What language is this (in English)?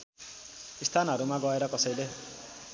Nepali